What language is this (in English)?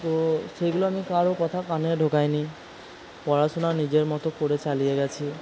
Bangla